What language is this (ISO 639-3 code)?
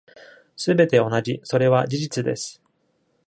jpn